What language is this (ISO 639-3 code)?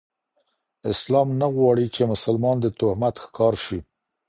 pus